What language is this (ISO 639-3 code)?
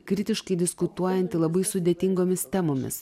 lit